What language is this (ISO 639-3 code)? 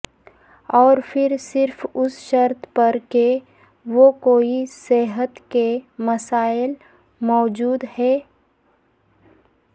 urd